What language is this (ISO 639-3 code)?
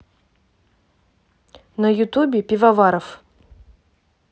rus